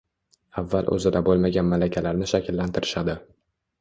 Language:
Uzbek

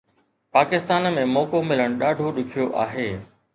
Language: Sindhi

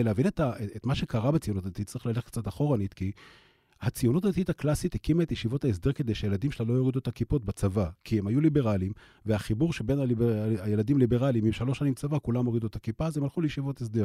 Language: Hebrew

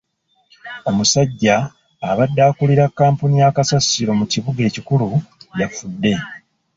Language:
Ganda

